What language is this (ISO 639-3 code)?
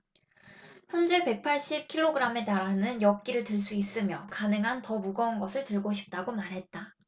kor